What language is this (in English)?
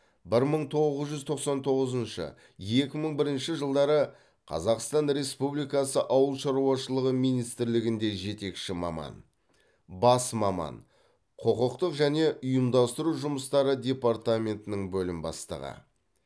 Kazakh